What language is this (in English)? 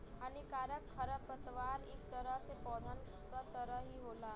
Bhojpuri